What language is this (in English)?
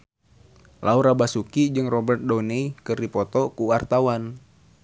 Sundanese